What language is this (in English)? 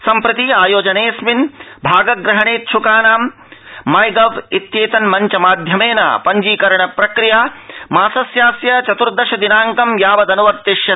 Sanskrit